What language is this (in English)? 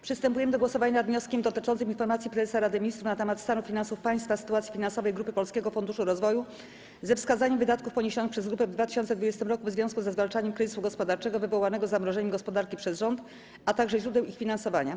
Polish